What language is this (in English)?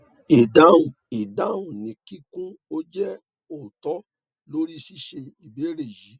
Yoruba